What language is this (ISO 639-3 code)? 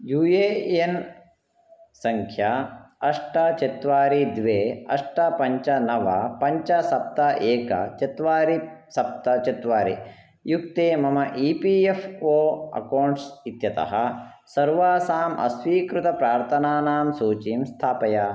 san